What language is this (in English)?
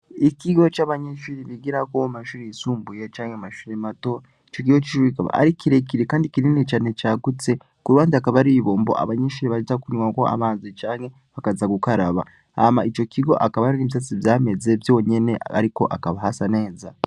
Rundi